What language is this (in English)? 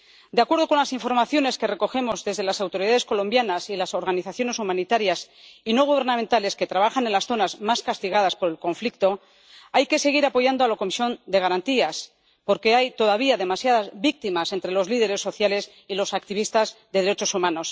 Spanish